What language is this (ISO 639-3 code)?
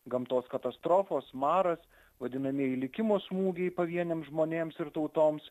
lit